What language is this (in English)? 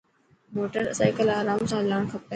Dhatki